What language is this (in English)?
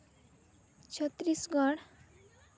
Santali